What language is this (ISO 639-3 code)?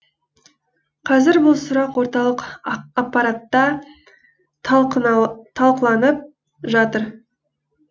kaz